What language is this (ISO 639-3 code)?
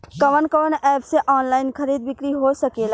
bho